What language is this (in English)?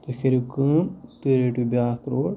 Kashmiri